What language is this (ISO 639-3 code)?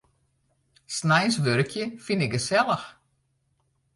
fry